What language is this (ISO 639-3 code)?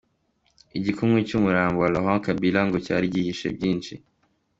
kin